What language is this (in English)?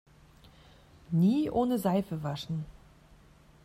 German